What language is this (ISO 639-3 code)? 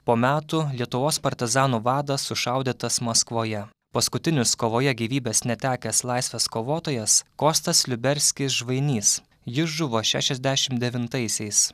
lit